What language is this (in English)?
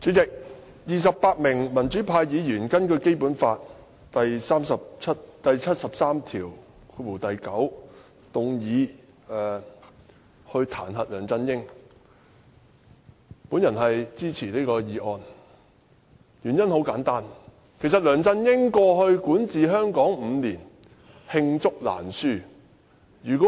Cantonese